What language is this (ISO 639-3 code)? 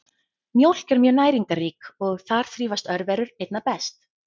isl